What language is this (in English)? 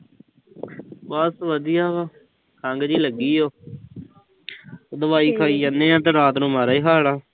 Punjabi